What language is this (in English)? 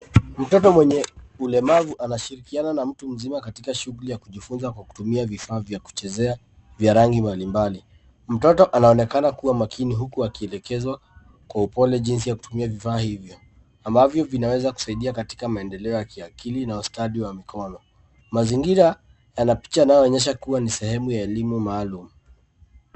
Swahili